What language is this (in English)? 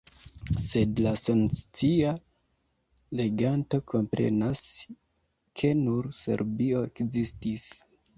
Esperanto